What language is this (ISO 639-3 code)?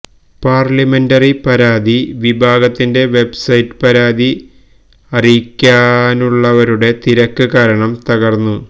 mal